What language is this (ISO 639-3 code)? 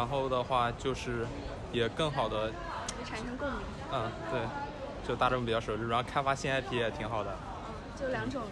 zho